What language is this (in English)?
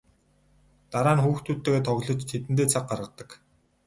Mongolian